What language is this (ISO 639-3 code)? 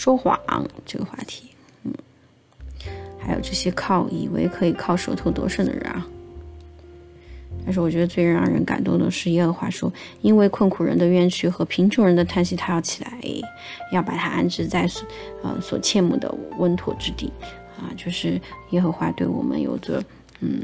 zho